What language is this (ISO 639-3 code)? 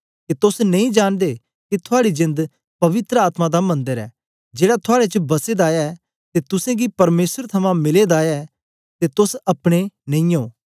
doi